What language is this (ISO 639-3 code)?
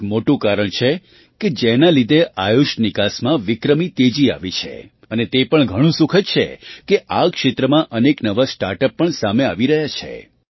guj